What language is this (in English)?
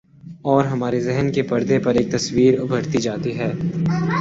Urdu